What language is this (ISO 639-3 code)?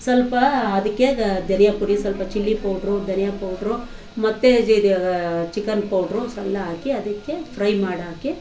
kan